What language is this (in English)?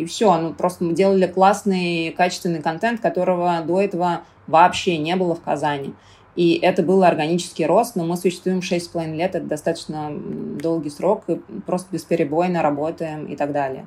Russian